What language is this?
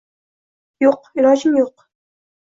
Uzbek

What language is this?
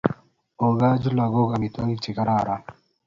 Kalenjin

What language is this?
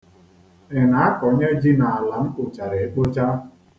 Igbo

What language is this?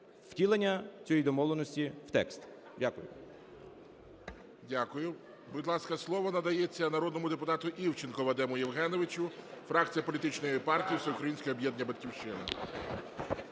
Ukrainian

